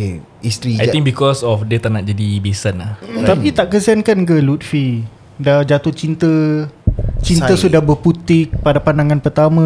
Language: Malay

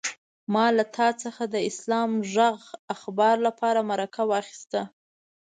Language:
Pashto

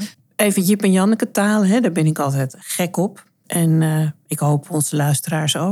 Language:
Dutch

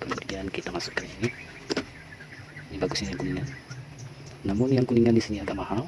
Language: Indonesian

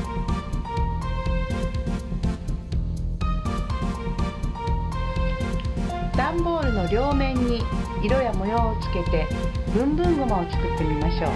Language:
Japanese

